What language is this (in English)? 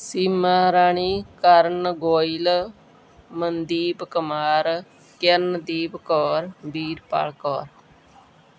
Punjabi